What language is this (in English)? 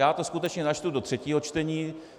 Czech